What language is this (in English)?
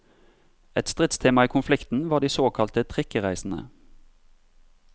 Norwegian